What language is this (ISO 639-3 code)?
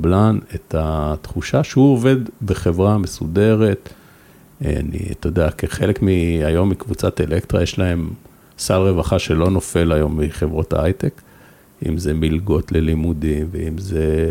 heb